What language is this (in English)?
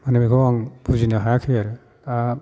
Bodo